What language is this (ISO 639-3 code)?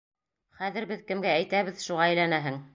bak